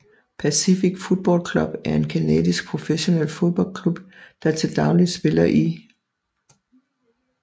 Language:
Danish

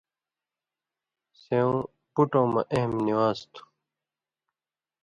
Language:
Indus Kohistani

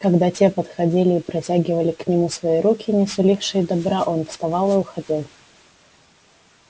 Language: Russian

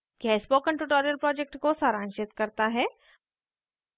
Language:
Hindi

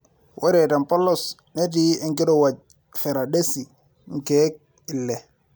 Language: Masai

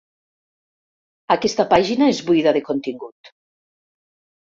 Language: Catalan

